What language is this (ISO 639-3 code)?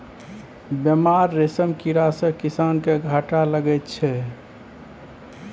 mai